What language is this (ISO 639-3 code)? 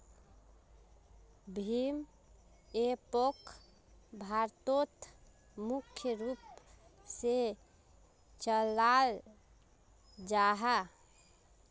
mag